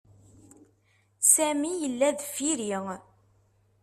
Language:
Kabyle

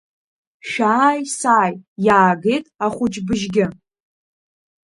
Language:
Abkhazian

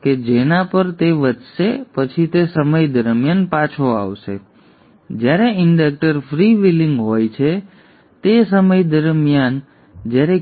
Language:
Gujarati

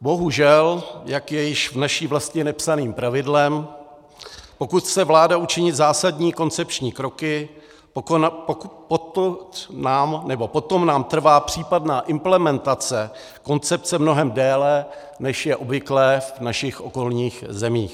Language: Czech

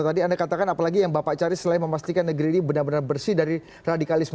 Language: Indonesian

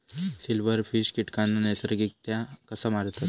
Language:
Marathi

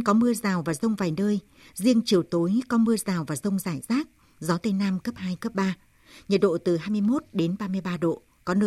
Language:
Vietnamese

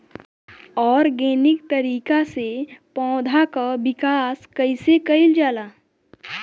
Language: Bhojpuri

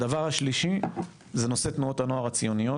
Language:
Hebrew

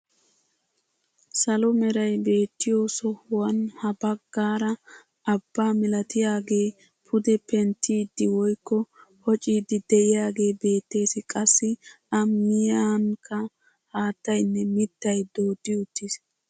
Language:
Wolaytta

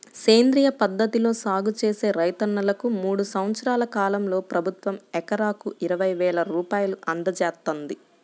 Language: Telugu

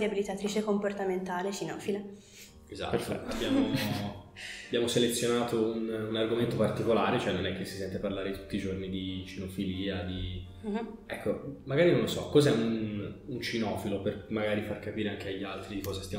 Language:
Italian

